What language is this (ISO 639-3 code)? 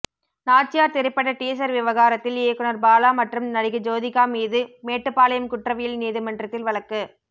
tam